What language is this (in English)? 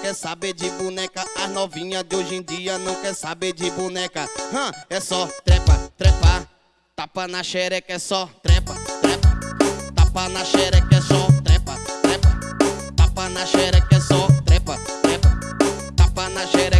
Portuguese